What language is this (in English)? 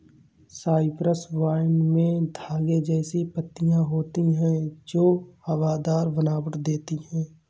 Hindi